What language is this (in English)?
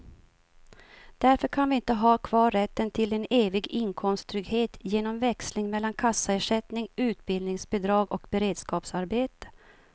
Swedish